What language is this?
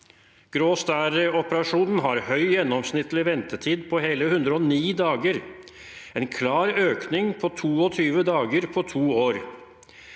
Norwegian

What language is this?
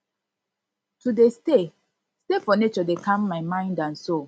Nigerian Pidgin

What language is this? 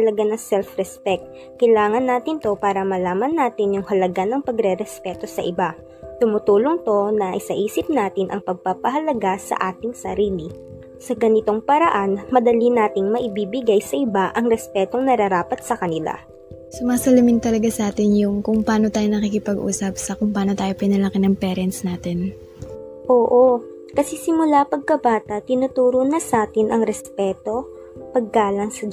Filipino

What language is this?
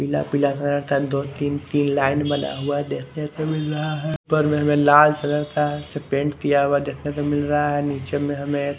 Hindi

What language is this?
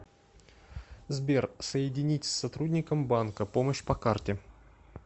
Russian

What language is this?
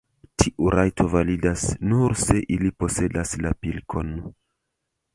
Esperanto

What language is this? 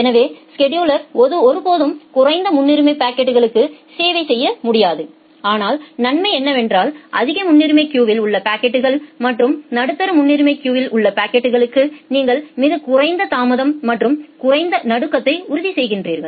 Tamil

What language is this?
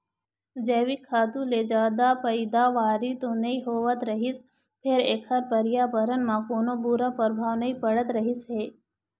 Chhattisgarhi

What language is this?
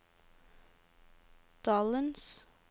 Norwegian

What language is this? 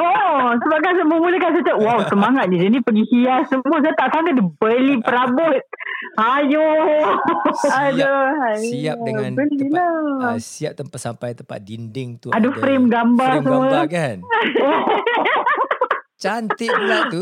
Malay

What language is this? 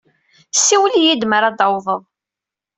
Kabyle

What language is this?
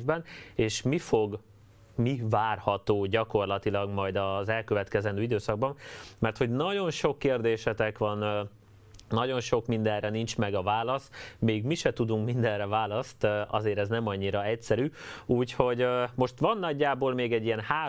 Hungarian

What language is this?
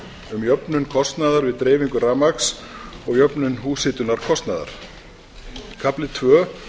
Icelandic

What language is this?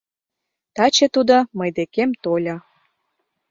Mari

